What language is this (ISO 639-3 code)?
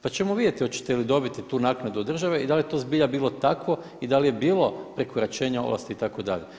hrv